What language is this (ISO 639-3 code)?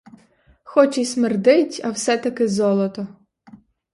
ukr